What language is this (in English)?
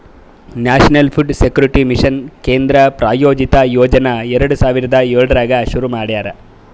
Kannada